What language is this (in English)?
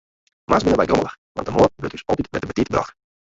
Western Frisian